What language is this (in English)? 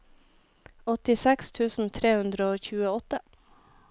Norwegian